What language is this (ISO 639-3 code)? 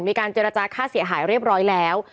tha